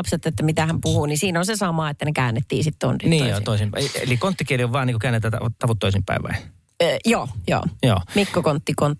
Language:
Finnish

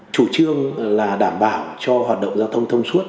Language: Vietnamese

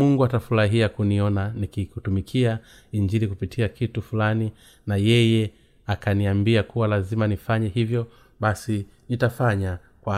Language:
Swahili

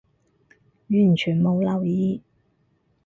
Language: Cantonese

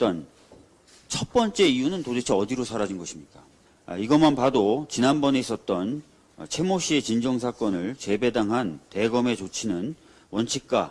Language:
Korean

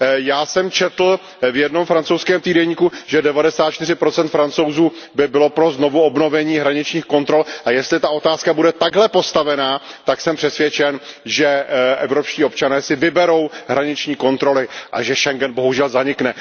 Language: Czech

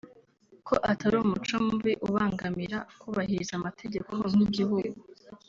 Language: Kinyarwanda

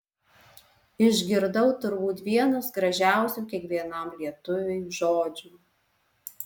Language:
Lithuanian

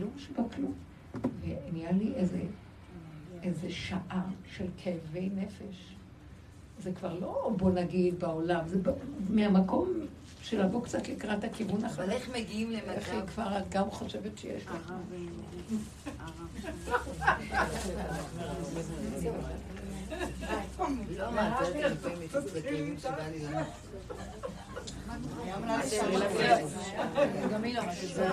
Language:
Hebrew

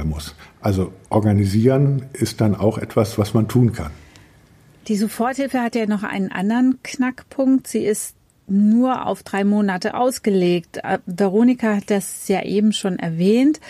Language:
German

